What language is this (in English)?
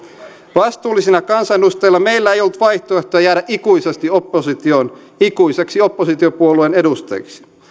Finnish